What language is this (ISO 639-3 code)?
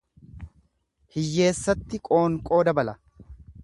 orm